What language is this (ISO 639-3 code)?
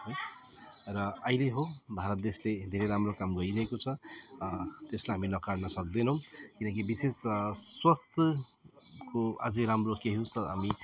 nep